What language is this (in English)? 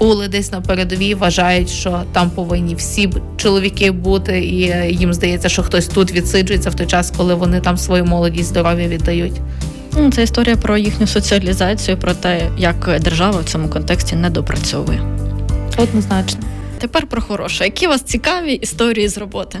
Ukrainian